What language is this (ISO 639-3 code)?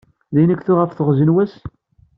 kab